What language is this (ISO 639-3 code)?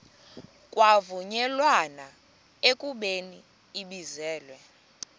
xho